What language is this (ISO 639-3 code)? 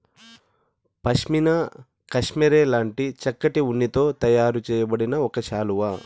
tel